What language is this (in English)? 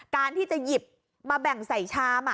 Thai